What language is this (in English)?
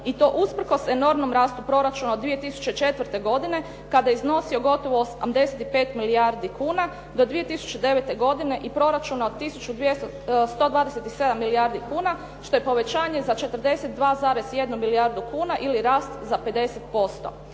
Croatian